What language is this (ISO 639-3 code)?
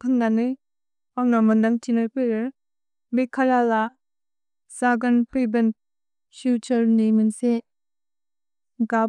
brx